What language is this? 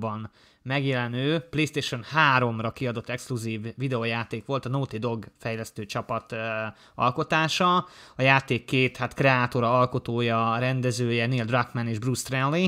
Hungarian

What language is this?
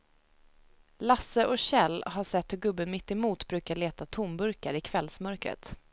Swedish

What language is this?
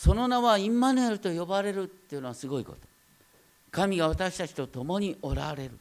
Japanese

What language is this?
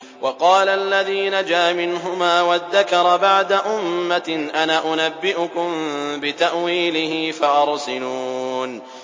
Arabic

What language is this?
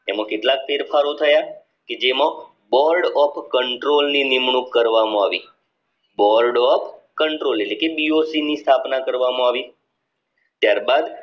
Gujarati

